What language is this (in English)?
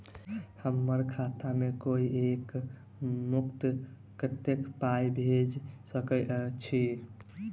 Maithili